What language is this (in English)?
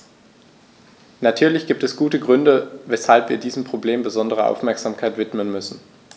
German